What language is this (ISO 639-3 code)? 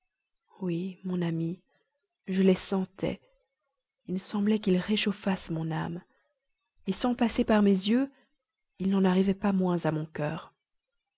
fra